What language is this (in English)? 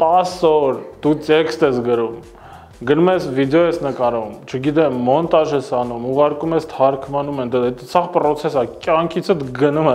Romanian